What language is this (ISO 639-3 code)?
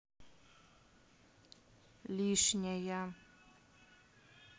rus